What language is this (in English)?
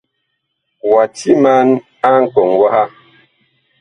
Bakoko